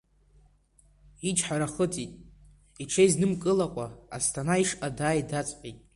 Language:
Abkhazian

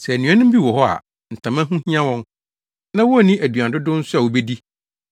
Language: Akan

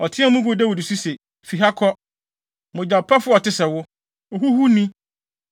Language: Akan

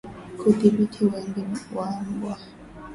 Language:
Swahili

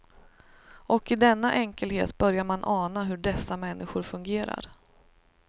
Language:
Swedish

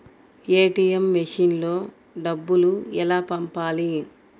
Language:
Telugu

